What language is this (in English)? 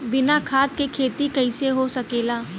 Bhojpuri